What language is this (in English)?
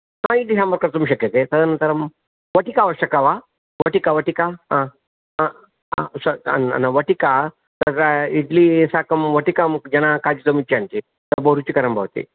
Sanskrit